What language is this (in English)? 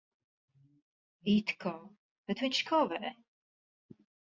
Latvian